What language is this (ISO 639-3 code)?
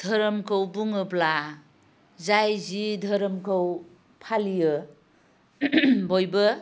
brx